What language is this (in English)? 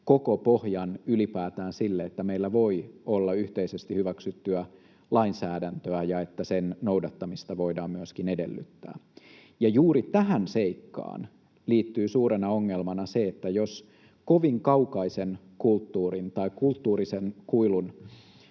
Finnish